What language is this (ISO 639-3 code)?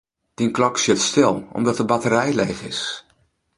fry